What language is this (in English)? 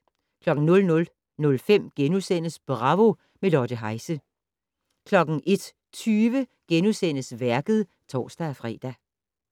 Danish